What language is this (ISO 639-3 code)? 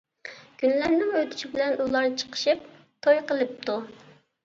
uig